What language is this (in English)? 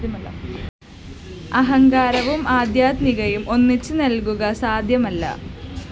Malayalam